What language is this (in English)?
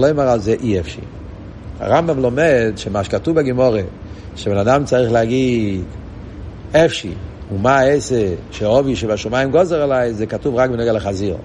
Hebrew